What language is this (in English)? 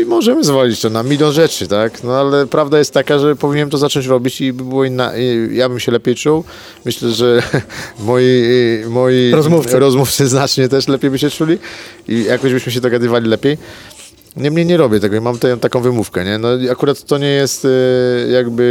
Polish